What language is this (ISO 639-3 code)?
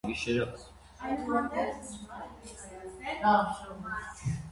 hye